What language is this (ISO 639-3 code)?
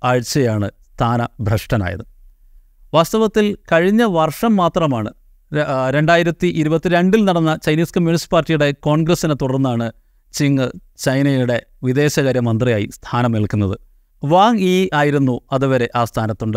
mal